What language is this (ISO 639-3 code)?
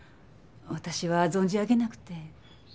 jpn